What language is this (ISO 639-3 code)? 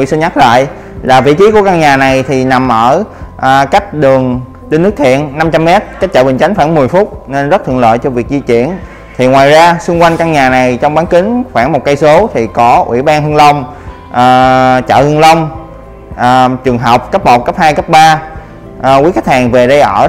vie